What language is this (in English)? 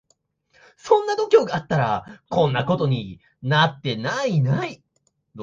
Japanese